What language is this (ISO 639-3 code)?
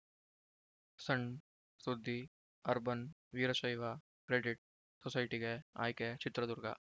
kan